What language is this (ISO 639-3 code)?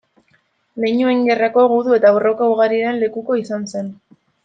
eus